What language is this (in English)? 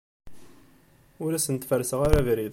Kabyle